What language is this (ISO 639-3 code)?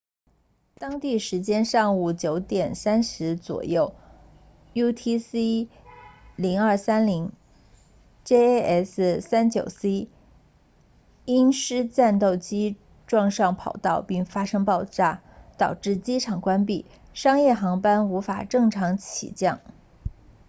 zho